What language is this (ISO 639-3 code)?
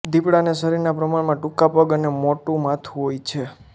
guj